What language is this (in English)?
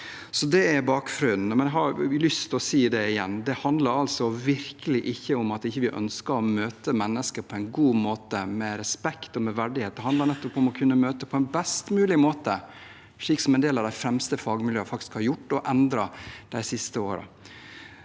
Norwegian